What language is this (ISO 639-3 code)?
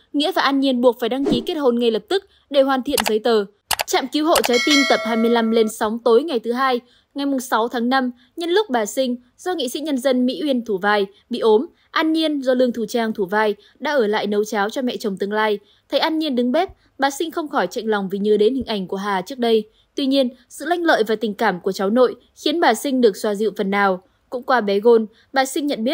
vie